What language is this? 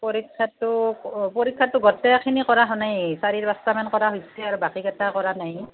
Assamese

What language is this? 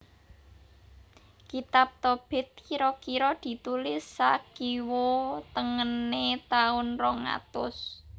Javanese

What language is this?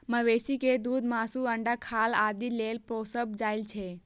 Maithili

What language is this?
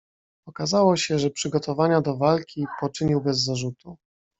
Polish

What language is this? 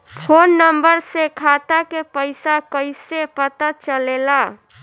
Bhojpuri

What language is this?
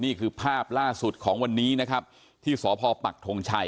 Thai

